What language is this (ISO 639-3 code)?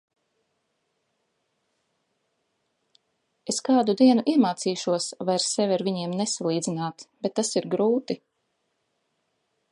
lav